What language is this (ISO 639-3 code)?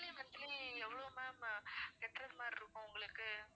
tam